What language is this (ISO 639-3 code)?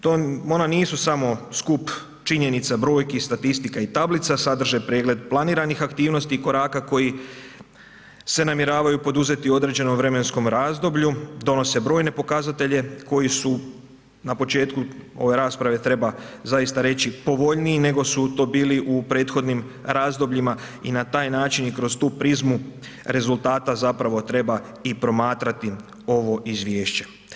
hrv